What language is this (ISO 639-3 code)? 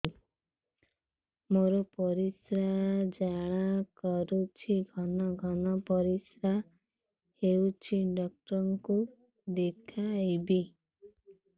ori